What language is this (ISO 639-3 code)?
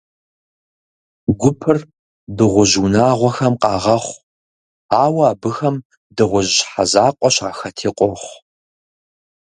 kbd